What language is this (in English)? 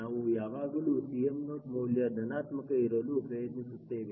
Kannada